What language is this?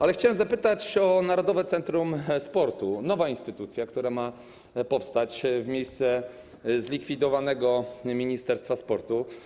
Polish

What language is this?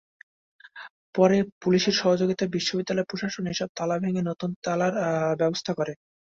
Bangla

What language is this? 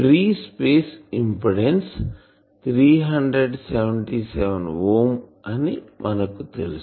Telugu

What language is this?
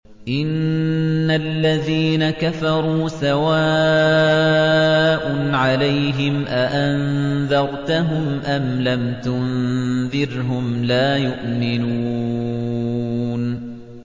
Arabic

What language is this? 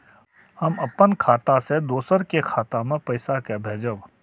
Maithili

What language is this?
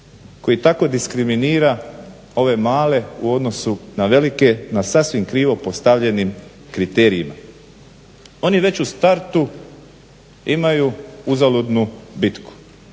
Croatian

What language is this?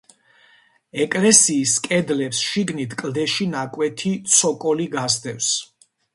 Georgian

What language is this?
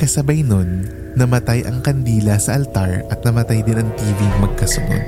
Filipino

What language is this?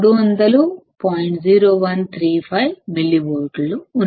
Telugu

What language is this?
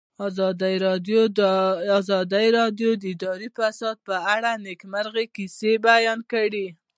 Pashto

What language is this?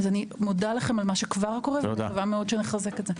Hebrew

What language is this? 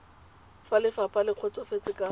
Tswana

